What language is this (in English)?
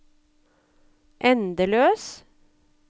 Norwegian